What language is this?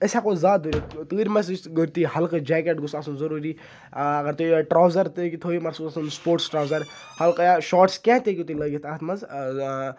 Kashmiri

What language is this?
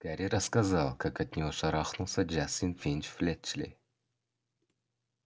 Russian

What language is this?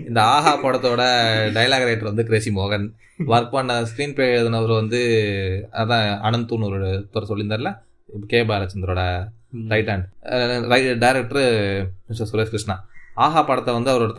Tamil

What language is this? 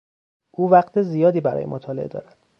Persian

